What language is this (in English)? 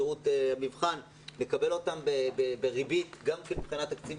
Hebrew